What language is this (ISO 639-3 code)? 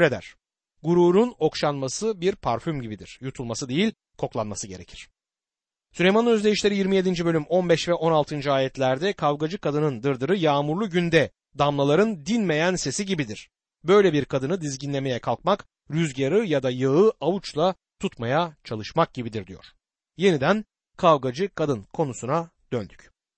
tur